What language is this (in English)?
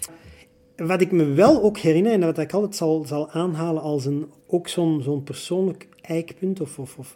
Dutch